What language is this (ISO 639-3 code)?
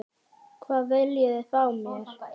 isl